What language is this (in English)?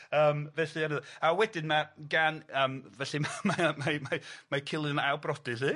Welsh